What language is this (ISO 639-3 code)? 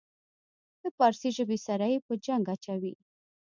pus